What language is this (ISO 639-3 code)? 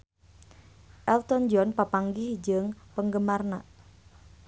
sun